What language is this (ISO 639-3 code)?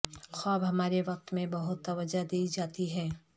urd